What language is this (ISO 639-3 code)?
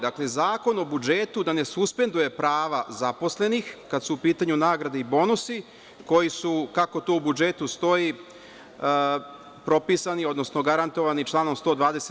srp